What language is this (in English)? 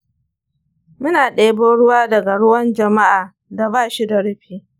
Hausa